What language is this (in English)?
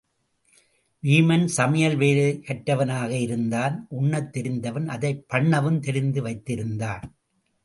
Tamil